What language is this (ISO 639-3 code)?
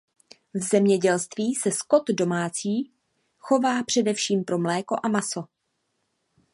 ces